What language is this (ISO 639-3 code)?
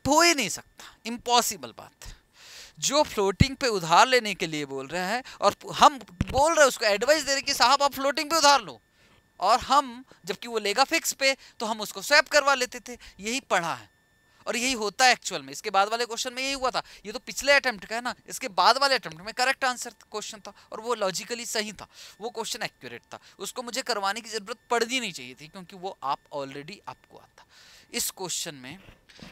hin